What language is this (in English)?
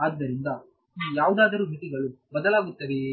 Kannada